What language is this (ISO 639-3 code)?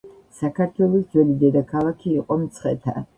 kat